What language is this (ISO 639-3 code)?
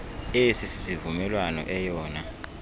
xho